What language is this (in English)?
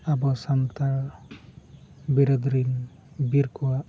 Santali